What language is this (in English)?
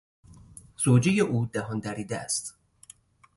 Persian